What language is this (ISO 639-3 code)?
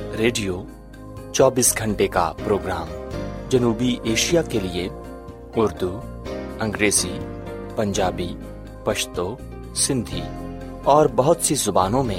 urd